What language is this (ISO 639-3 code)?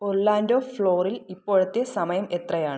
mal